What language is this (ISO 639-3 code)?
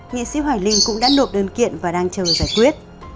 vie